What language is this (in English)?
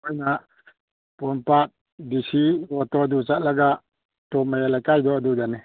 Manipuri